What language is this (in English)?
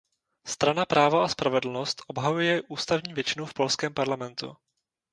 Czech